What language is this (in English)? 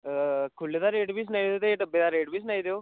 Dogri